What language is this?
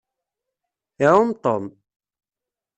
Kabyle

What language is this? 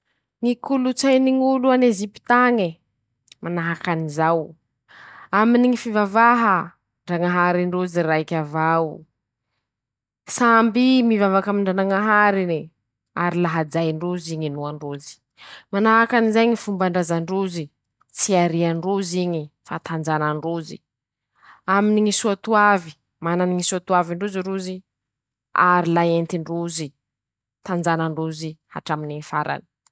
Masikoro Malagasy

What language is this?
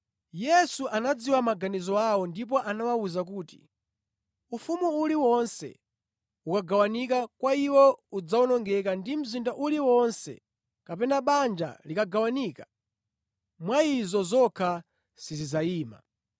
Nyanja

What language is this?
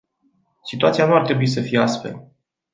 Romanian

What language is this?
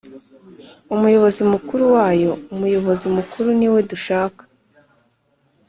Kinyarwanda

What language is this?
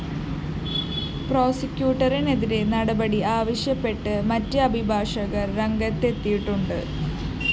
Malayalam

